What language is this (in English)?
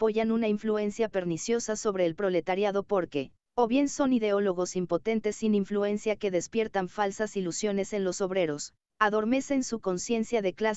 Spanish